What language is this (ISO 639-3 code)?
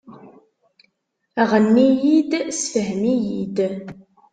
kab